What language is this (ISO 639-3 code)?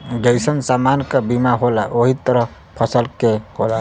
bho